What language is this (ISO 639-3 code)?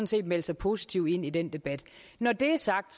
dan